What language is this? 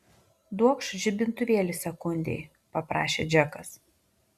Lithuanian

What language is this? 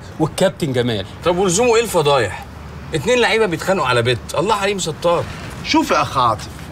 Arabic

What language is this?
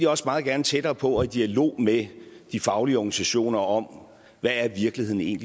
Danish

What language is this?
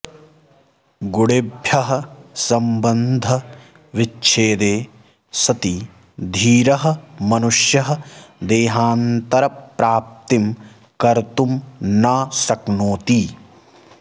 Sanskrit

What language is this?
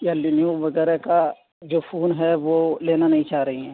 Urdu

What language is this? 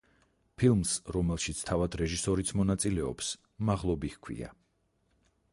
Georgian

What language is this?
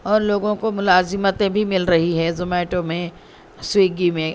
Urdu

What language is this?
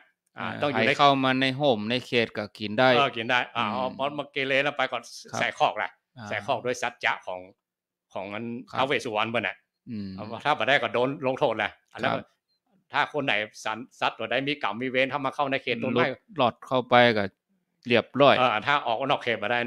Thai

